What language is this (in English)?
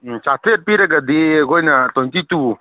Manipuri